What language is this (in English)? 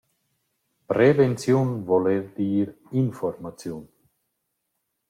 Romansh